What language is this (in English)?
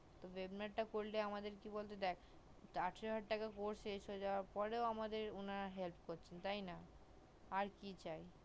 Bangla